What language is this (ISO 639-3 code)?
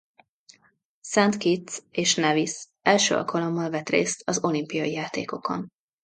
hun